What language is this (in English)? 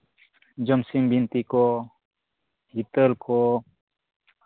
Santali